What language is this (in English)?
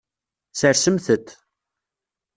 Kabyle